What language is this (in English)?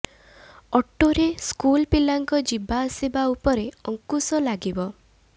Odia